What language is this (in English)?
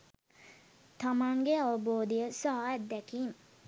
Sinhala